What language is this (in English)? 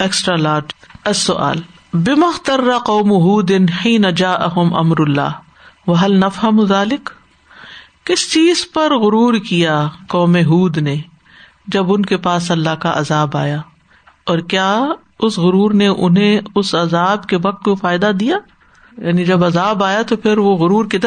Urdu